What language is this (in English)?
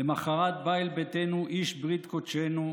Hebrew